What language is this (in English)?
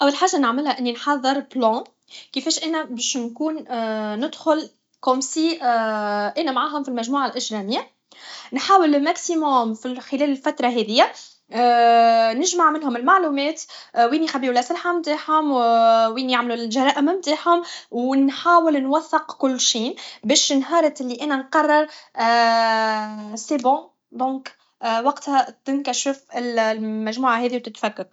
Tunisian Arabic